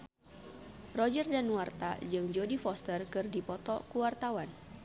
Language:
Sundanese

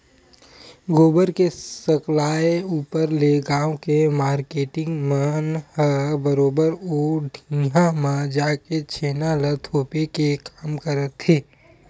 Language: Chhattisgarhi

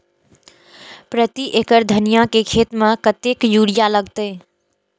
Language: Maithili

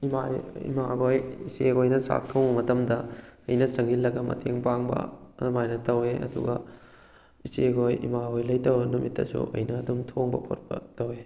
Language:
Manipuri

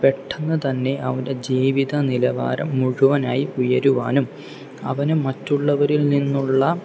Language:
Malayalam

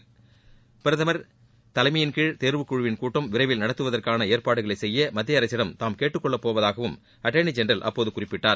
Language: Tamil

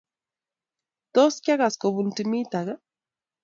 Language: Kalenjin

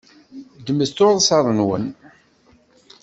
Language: Kabyle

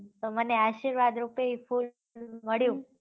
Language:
Gujarati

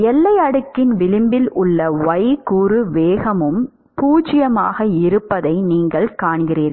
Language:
Tamil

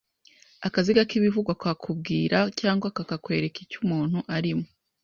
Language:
Kinyarwanda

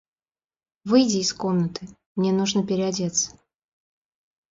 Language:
Russian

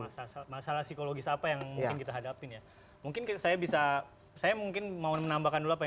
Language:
Indonesian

